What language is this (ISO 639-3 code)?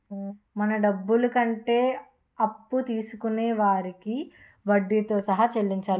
tel